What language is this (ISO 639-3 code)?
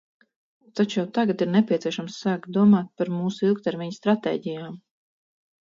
lav